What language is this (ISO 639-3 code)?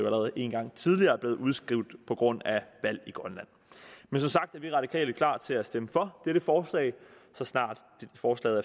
dan